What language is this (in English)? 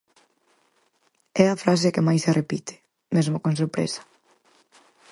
Galician